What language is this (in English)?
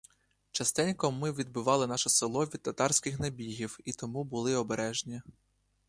Ukrainian